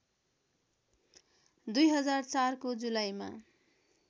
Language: Nepali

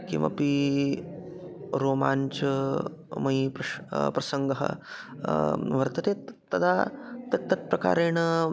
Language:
Sanskrit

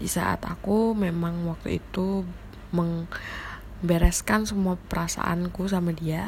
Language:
Indonesian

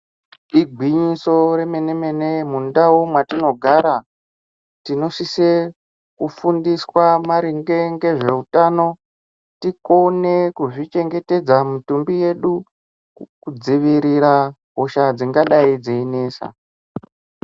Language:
Ndau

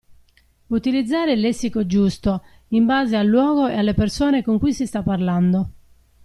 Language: Italian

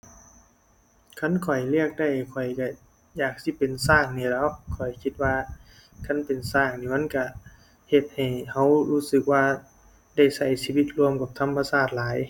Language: Thai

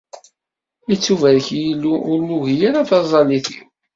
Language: Kabyle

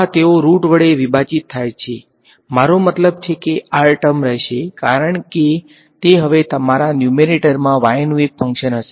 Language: Gujarati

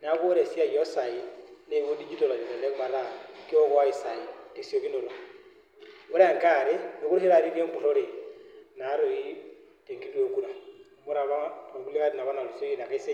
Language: Masai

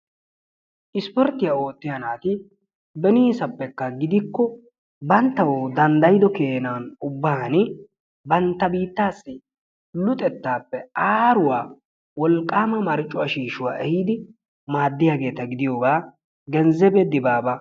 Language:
Wolaytta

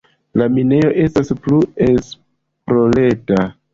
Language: Esperanto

